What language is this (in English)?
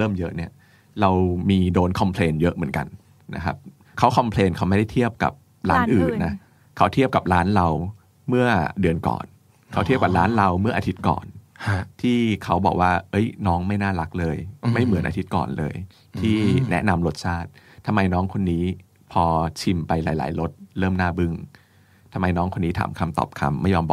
Thai